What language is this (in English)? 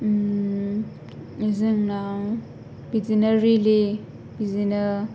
Bodo